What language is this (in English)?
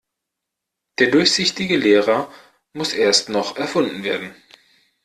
German